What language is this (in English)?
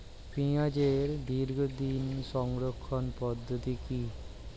Bangla